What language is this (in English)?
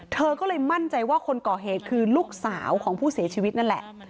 Thai